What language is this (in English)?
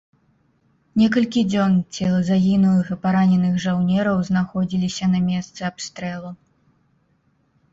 Belarusian